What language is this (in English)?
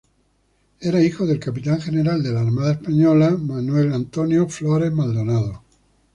Spanish